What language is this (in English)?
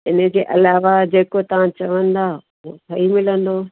Sindhi